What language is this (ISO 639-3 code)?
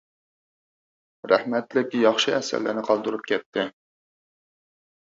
uig